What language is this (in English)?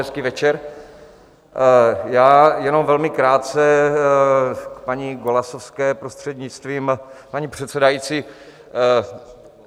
Czech